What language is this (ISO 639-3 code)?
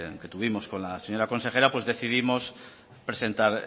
spa